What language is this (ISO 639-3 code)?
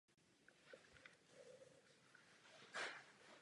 ces